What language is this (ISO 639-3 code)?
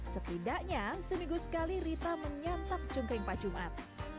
ind